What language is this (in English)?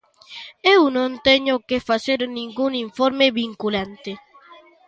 Galician